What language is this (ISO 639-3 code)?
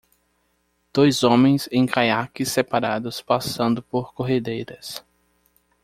por